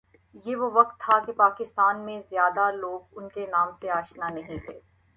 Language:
Urdu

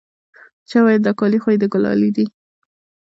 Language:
Pashto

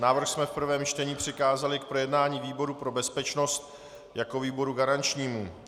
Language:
Czech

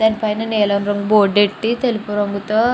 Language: Telugu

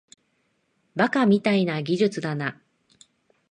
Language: Japanese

